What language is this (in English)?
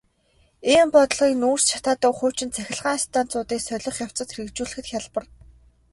Mongolian